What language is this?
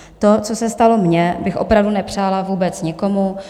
Czech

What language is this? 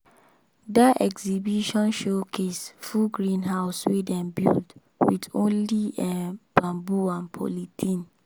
Nigerian Pidgin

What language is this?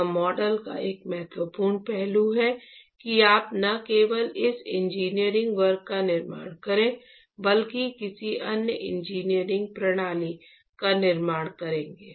Hindi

